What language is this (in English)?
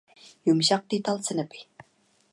Uyghur